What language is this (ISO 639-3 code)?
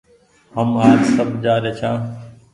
gig